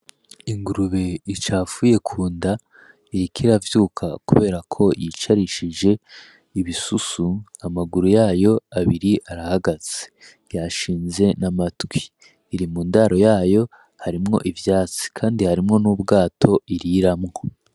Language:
Rundi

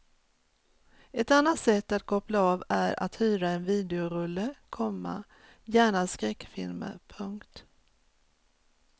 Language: Swedish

